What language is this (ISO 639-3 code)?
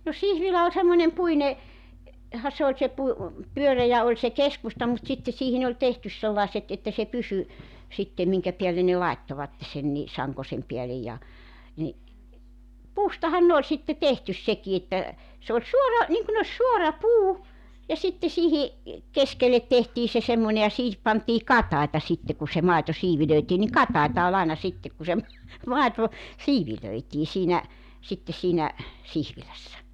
fin